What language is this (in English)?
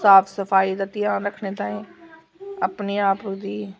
Dogri